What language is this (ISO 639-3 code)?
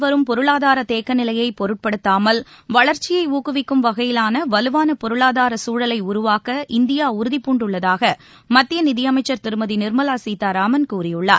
tam